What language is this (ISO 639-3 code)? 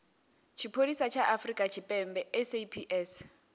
ven